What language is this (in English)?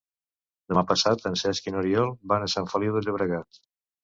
Catalan